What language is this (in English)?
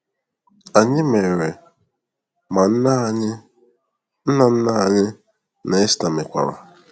Igbo